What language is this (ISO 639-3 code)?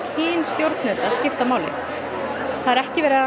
isl